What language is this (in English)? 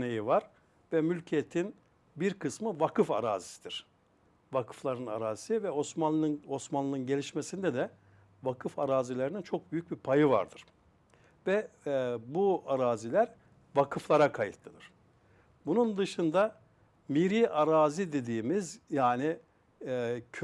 Turkish